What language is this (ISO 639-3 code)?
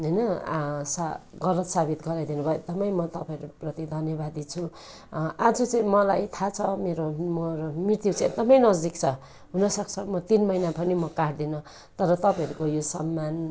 nep